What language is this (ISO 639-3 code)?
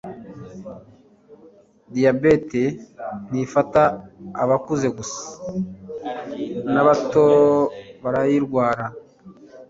kin